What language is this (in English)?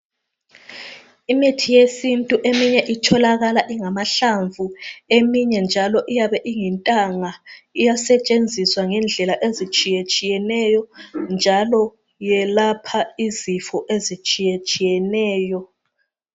North Ndebele